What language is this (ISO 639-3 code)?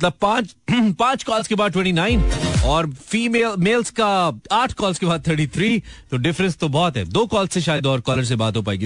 hin